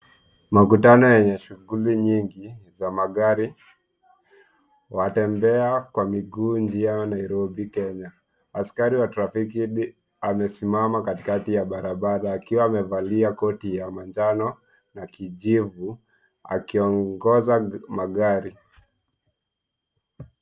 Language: Swahili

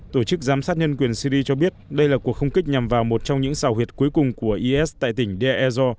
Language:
Vietnamese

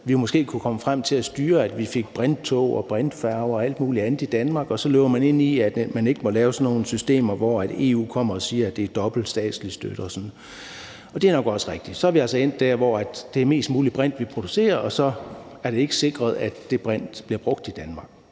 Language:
Danish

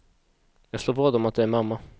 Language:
Swedish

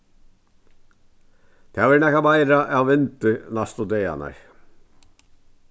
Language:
Faroese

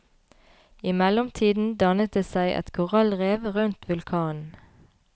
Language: Norwegian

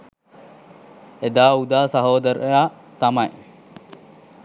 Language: Sinhala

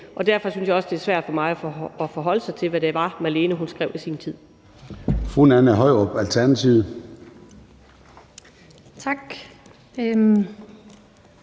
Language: Danish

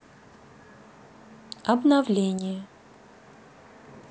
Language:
Russian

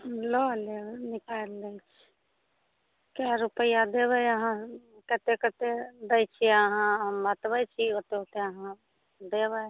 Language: Maithili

